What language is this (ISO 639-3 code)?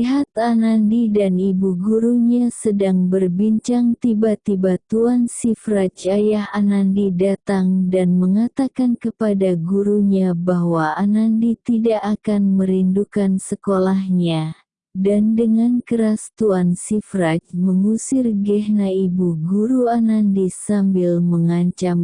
ind